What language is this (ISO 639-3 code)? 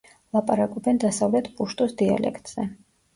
kat